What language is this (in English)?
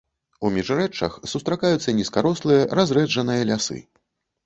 Belarusian